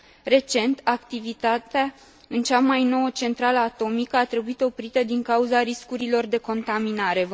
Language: Romanian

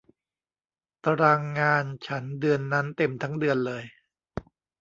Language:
Thai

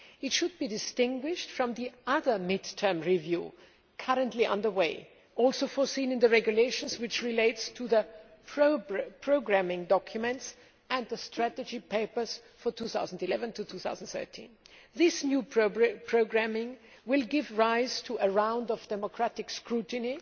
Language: English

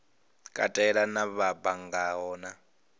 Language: Venda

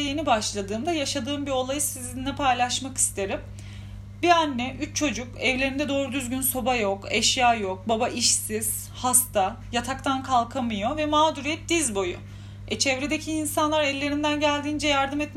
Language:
Turkish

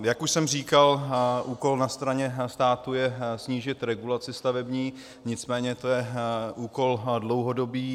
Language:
Czech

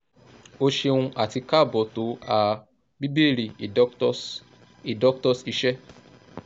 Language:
Yoruba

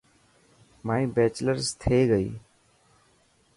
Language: Dhatki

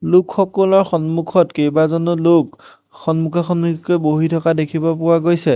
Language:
Assamese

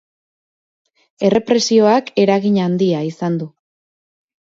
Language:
Basque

